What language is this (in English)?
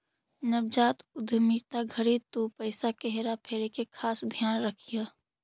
Magahi